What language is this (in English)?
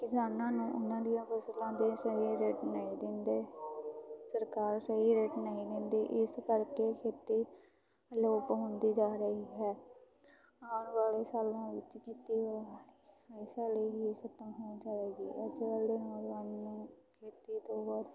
Punjabi